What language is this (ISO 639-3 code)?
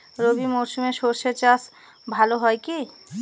ben